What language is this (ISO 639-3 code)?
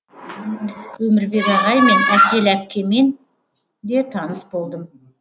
kaz